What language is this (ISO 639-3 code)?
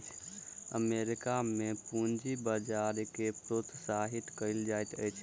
mai